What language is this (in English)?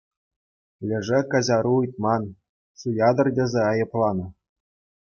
Chuvash